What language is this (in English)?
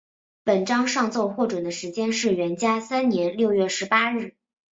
Chinese